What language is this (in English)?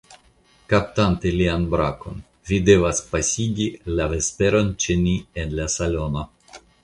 Esperanto